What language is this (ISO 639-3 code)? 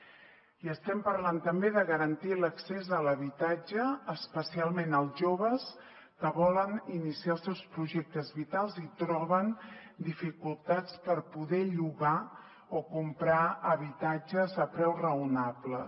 cat